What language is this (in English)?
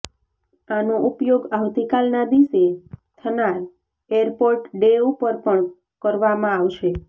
Gujarati